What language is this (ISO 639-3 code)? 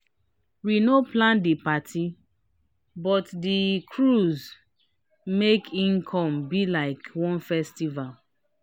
pcm